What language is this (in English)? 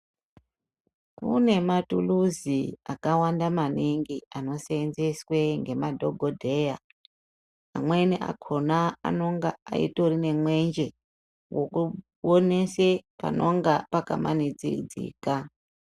Ndau